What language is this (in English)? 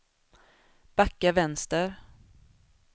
Swedish